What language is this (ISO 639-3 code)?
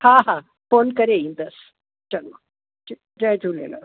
snd